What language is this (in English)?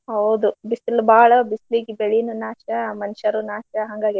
Kannada